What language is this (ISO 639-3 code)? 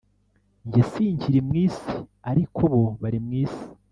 kin